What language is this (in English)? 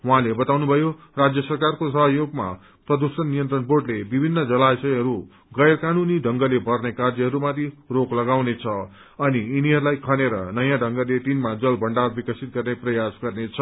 Nepali